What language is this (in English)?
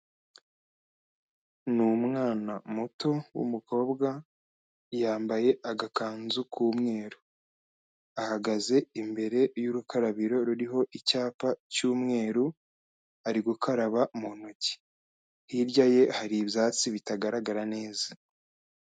Kinyarwanda